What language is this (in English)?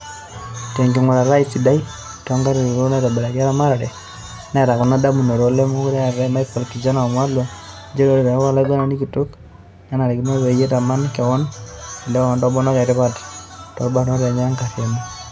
Masai